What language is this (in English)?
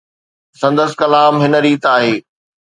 Sindhi